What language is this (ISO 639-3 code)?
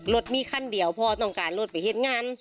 tha